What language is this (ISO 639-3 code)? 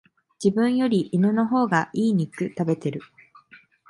jpn